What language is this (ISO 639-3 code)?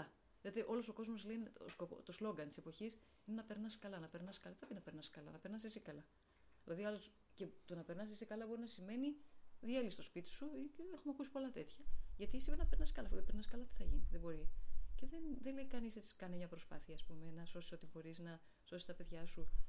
ell